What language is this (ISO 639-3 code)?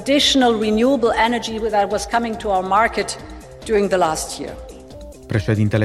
ron